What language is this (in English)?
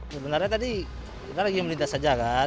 Indonesian